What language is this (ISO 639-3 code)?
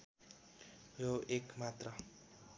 nep